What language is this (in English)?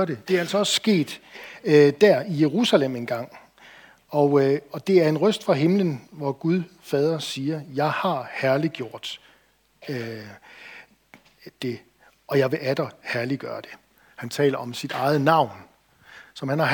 Danish